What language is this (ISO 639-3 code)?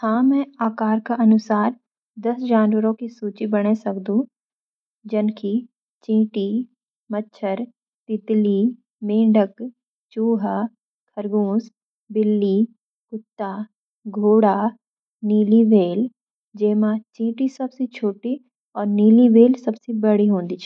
gbm